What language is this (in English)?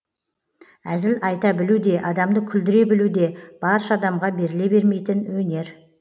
Kazakh